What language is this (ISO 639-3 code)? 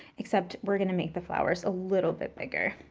eng